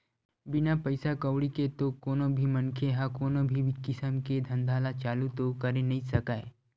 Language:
Chhattisgarhi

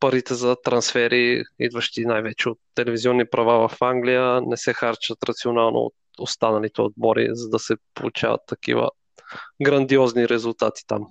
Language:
Bulgarian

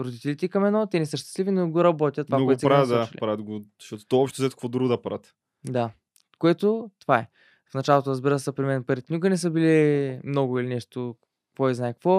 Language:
Bulgarian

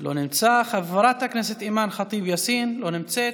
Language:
Hebrew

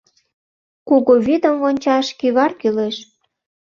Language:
Mari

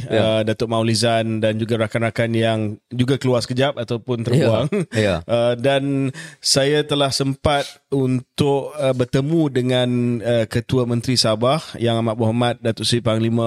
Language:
Malay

